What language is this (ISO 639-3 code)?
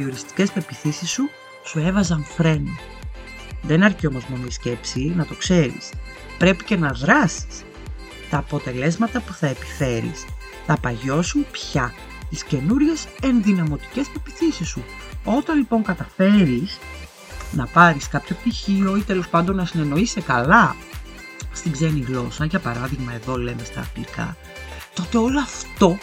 ell